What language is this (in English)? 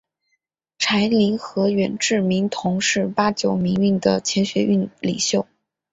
Chinese